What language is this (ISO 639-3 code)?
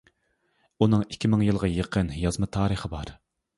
uig